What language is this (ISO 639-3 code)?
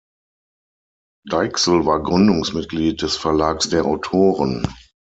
deu